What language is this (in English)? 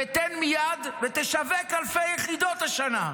Hebrew